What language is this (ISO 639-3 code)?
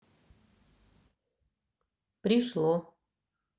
rus